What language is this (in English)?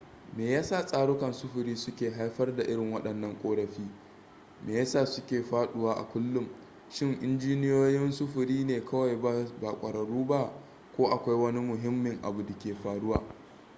Hausa